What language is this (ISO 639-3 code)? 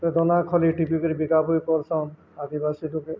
ori